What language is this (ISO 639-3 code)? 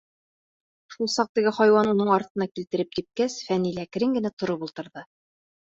bak